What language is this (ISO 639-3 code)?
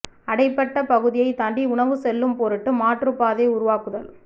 tam